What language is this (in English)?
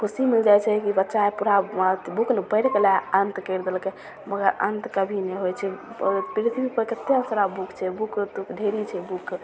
Maithili